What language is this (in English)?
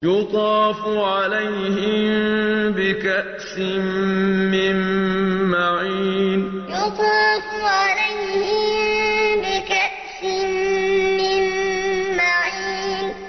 Arabic